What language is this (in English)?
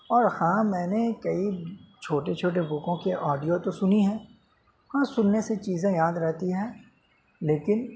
Urdu